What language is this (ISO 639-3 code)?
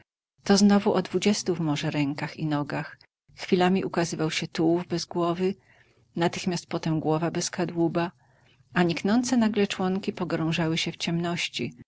pol